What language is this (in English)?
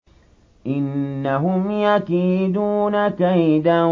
Arabic